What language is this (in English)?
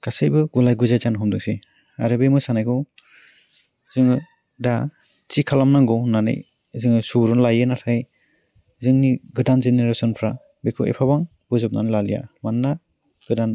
Bodo